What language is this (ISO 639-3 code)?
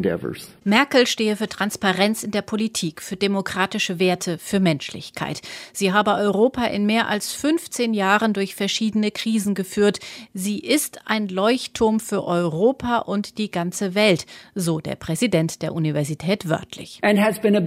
deu